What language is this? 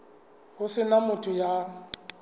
Southern Sotho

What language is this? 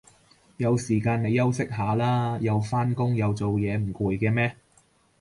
Cantonese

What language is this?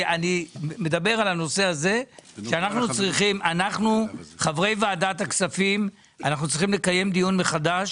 Hebrew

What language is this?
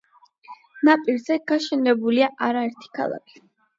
Georgian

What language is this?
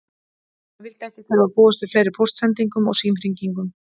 Icelandic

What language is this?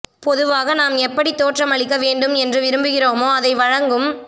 Tamil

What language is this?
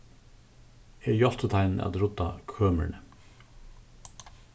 Faroese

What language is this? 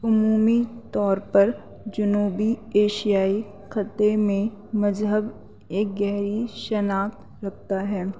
Urdu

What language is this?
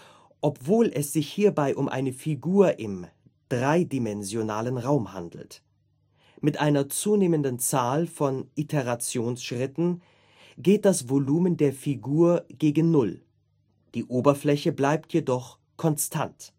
German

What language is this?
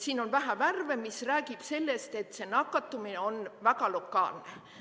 Estonian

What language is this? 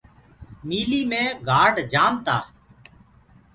Gurgula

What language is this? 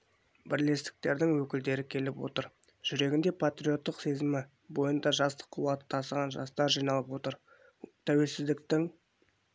Kazakh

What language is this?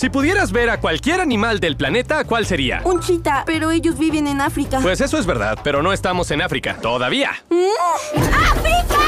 Spanish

